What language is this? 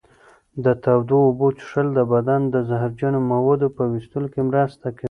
Pashto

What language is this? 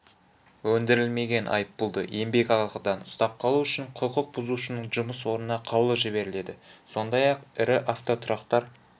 Kazakh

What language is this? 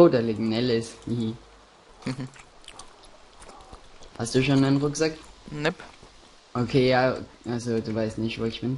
German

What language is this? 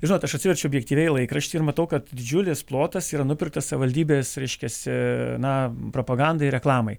Lithuanian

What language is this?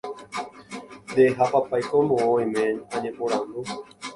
Guarani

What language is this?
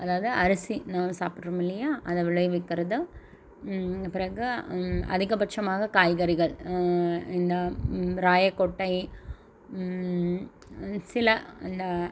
Tamil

